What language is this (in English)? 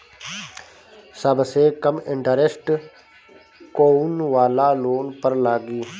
Bhojpuri